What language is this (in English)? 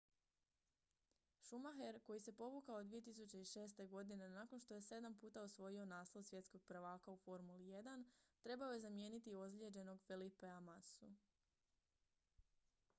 Croatian